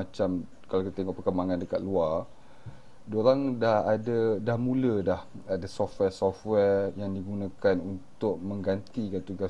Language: Malay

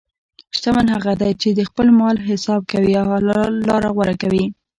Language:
Pashto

